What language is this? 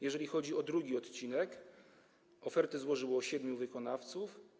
Polish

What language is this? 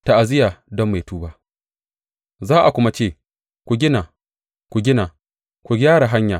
Hausa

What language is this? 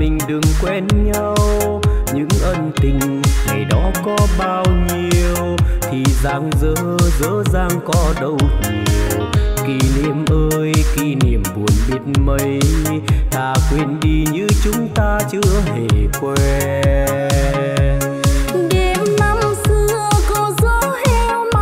Vietnamese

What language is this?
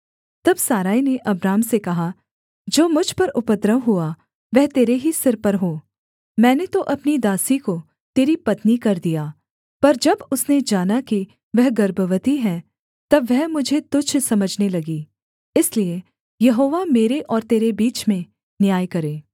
Hindi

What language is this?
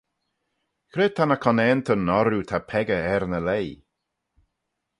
Manx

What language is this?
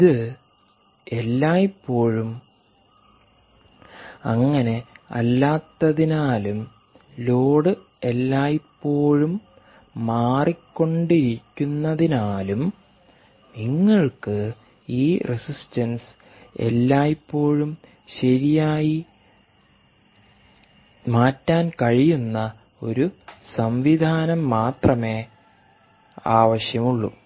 Malayalam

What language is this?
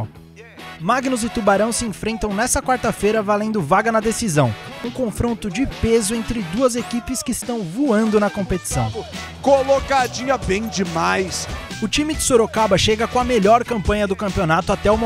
Portuguese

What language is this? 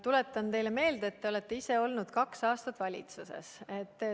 Estonian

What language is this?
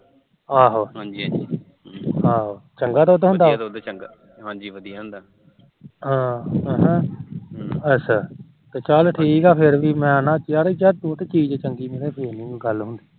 Punjabi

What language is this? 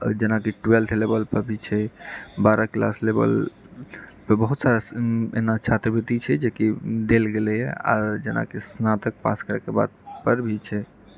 Maithili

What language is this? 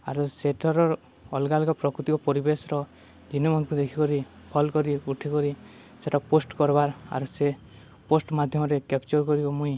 Odia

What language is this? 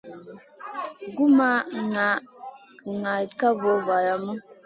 Masana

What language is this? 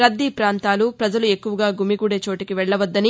Telugu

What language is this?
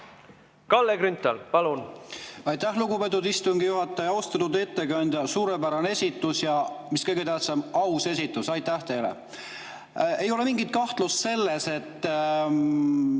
Estonian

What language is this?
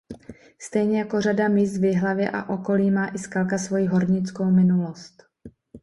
Czech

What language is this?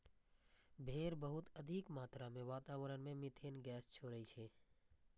Maithili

